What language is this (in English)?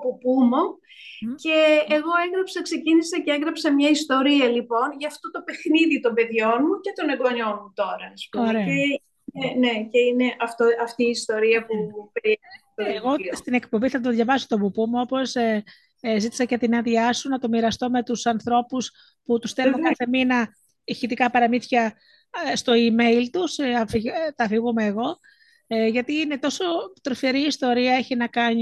Greek